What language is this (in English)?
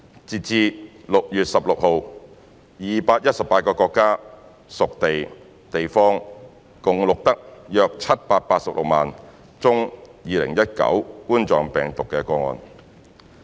Cantonese